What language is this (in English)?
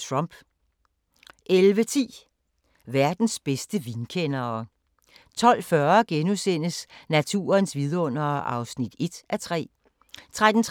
Danish